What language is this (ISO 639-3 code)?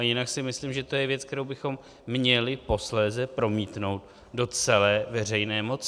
ces